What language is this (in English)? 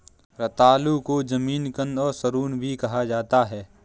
Hindi